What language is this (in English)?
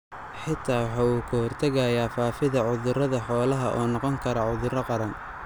Somali